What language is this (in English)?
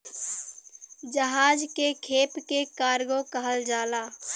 Bhojpuri